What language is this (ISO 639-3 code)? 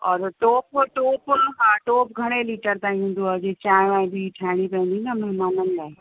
snd